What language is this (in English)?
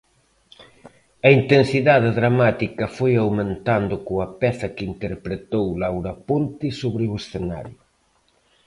Galician